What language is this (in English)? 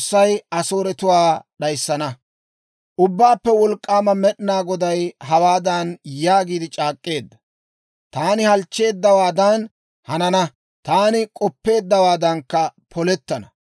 Dawro